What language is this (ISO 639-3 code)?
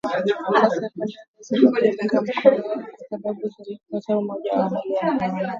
swa